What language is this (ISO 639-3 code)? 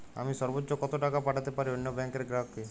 ben